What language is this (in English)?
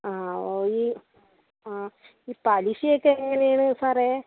Malayalam